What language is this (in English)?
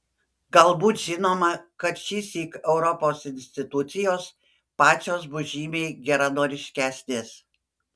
Lithuanian